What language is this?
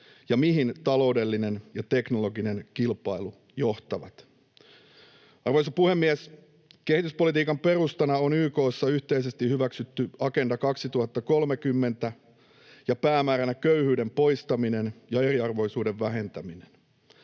Finnish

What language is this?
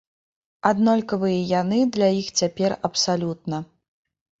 Belarusian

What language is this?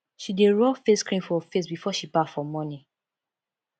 Nigerian Pidgin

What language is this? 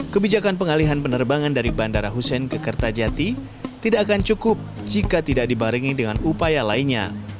Indonesian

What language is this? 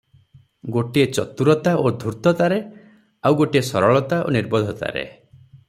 Odia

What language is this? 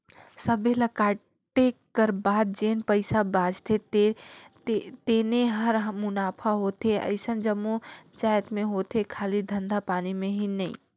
Chhattisgarhi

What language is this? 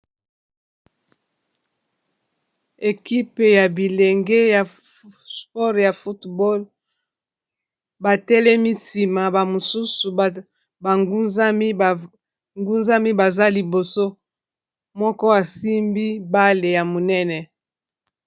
Lingala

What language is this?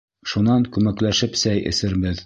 Bashkir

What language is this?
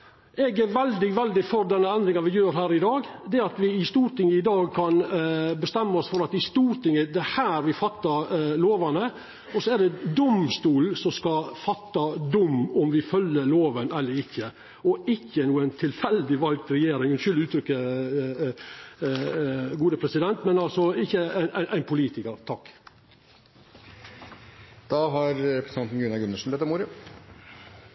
Norwegian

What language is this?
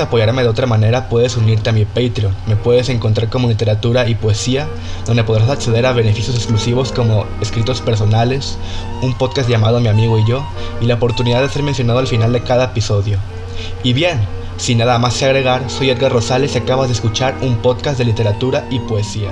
Spanish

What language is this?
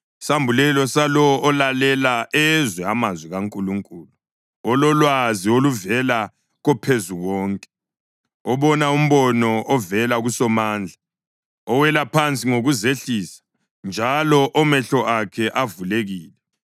North Ndebele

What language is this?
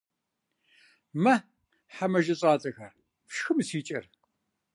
Kabardian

